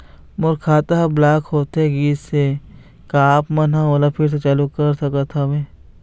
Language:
Chhattisgarhi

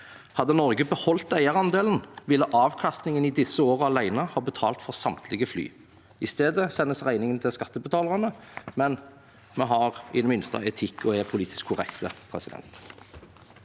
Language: Norwegian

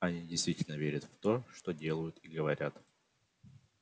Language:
Russian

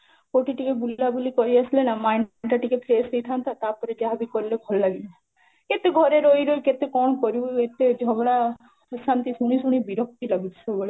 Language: Odia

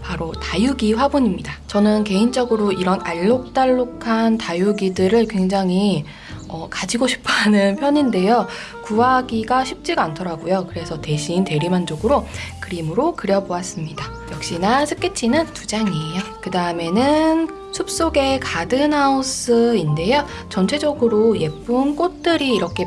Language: Korean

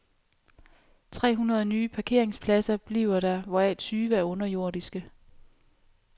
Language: Danish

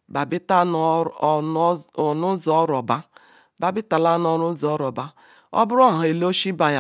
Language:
Ikwere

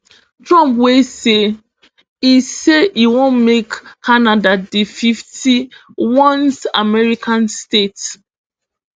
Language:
Nigerian Pidgin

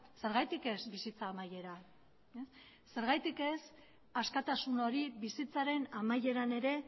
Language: Basque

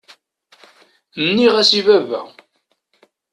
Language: Kabyle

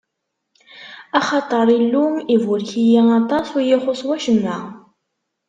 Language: Kabyle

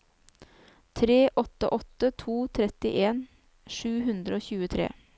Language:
Norwegian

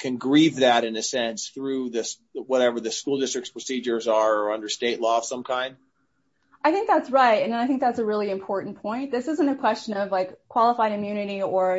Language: English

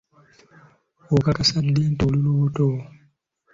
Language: Ganda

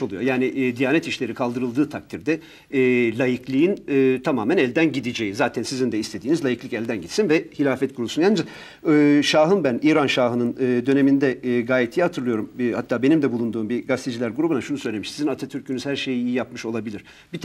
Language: Turkish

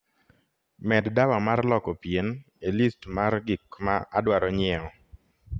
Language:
Luo (Kenya and Tanzania)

